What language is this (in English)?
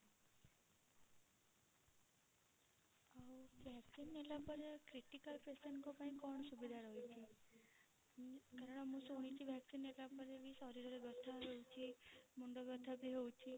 Odia